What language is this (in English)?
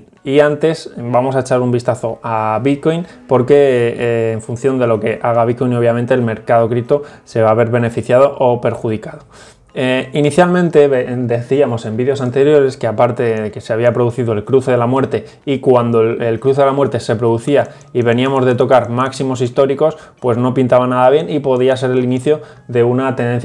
Spanish